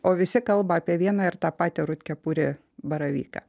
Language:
Lithuanian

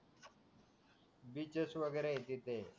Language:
Marathi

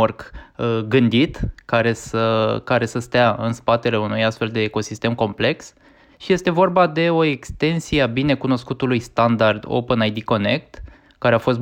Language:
Romanian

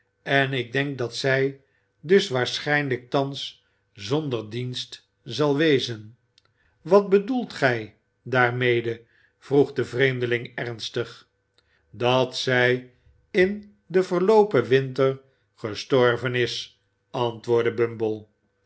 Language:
Dutch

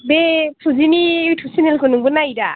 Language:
Bodo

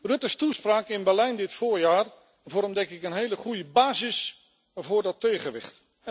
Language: Dutch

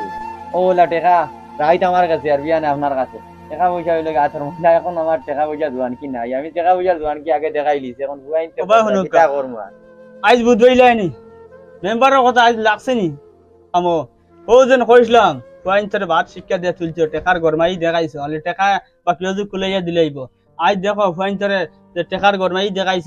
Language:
Vietnamese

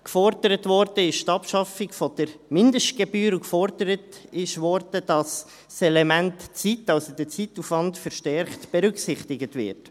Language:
Swiss German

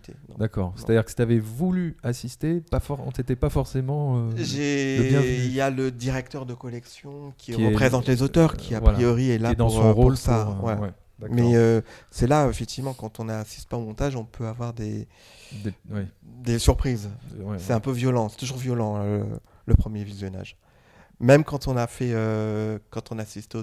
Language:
French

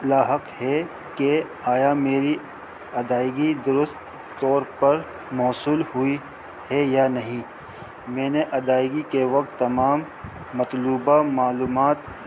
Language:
Urdu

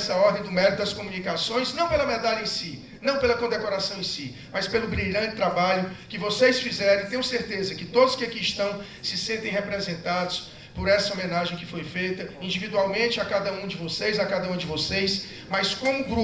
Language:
Portuguese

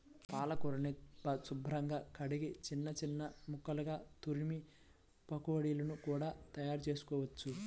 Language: Telugu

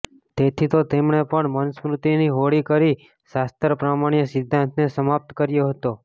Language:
Gujarati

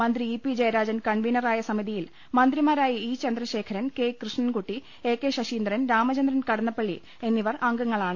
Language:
Malayalam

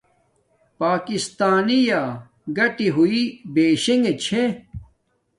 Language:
Domaaki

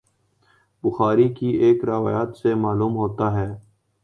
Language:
Urdu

